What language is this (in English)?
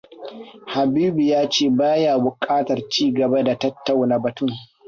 Hausa